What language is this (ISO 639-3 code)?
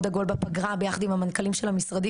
heb